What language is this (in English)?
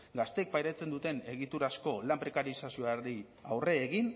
Basque